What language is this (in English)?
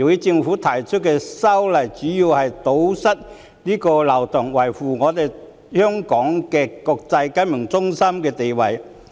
Cantonese